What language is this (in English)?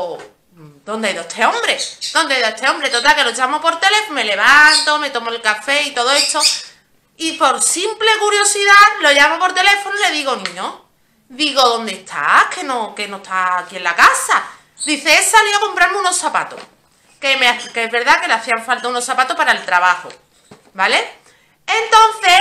Spanish